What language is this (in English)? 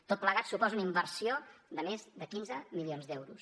Catalan